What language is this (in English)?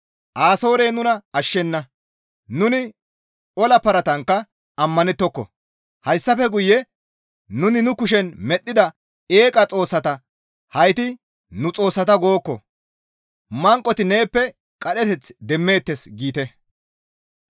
Gamo